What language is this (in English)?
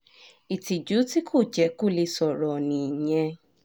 Yoruba